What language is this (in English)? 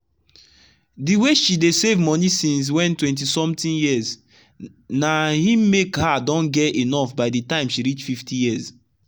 Nigerian Pidgin